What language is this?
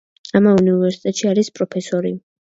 Georgian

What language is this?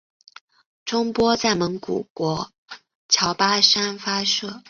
Chinese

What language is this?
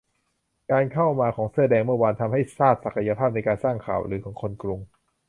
Thai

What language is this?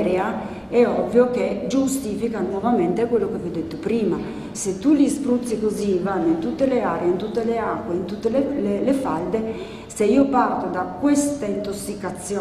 Italian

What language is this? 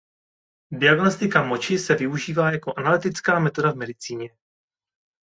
Czech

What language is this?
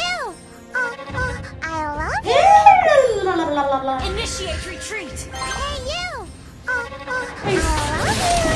Indonesian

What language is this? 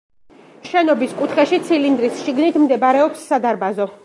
Georgian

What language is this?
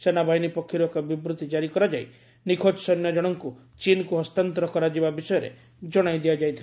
Odia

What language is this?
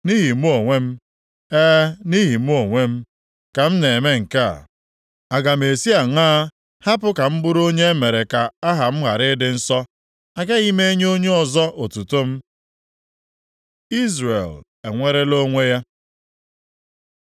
Igbo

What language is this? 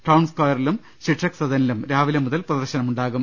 Malayalam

